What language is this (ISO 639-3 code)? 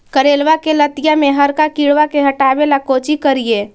mag